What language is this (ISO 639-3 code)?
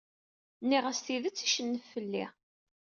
kab